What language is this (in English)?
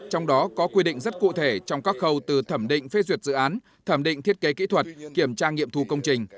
Vietnamese